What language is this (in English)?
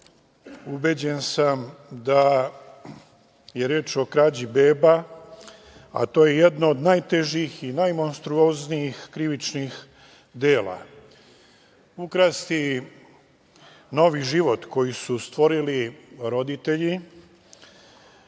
Serbian